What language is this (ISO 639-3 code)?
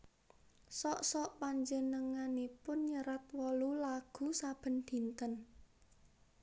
jav